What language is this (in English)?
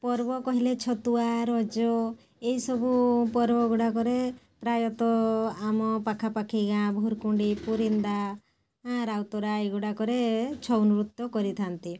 Odia